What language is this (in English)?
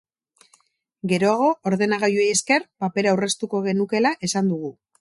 Basque